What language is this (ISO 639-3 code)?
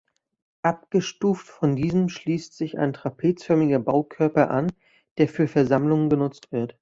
deu